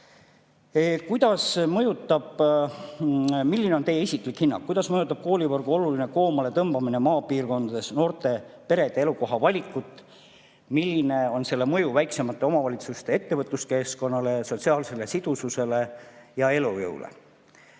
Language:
Estonian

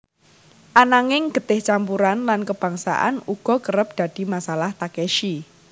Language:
Javanese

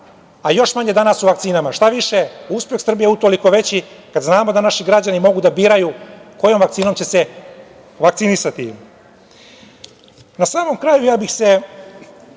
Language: Serbian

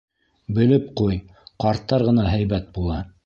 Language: Bashkir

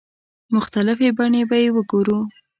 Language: Pashto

